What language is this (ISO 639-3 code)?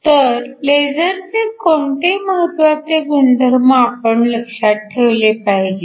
mar